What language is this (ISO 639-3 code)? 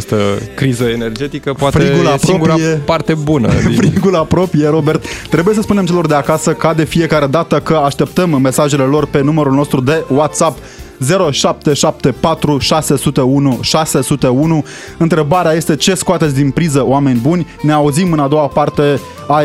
ron